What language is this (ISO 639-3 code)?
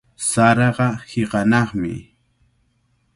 qvl